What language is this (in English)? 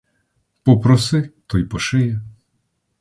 Ukrainian